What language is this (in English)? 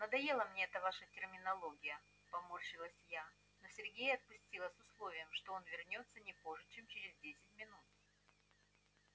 Russian